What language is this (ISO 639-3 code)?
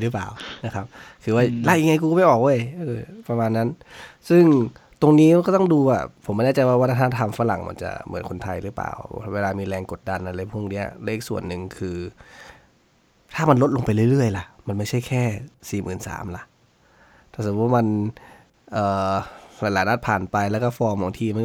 tha